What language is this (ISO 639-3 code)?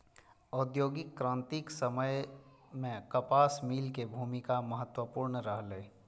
mai